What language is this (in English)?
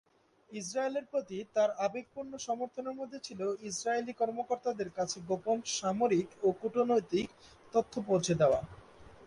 Bangla